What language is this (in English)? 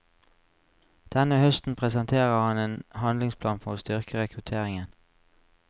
Norwegian